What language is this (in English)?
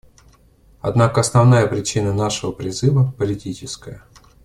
Russian